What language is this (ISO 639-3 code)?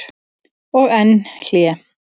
isl